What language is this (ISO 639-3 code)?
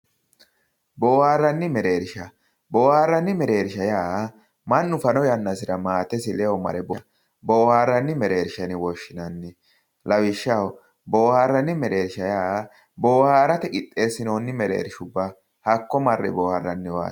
sid